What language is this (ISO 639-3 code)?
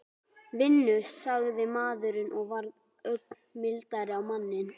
isl